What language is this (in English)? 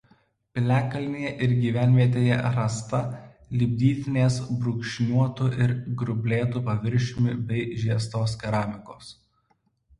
Lithuanian